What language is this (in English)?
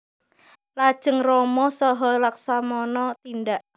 Javanese